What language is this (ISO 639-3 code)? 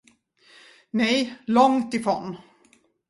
swe